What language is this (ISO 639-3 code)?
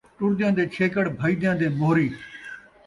skr